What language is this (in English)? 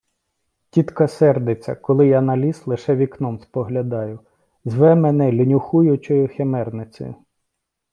Ukrainian